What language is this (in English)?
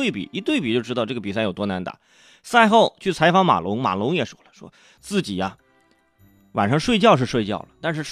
Chinese